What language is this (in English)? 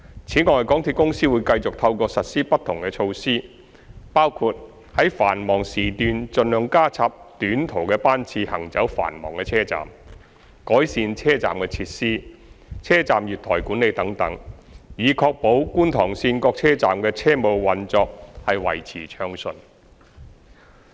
Cantonese